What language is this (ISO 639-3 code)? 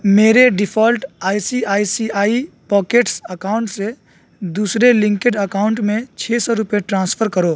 urd